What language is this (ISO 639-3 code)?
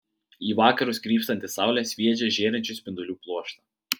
lit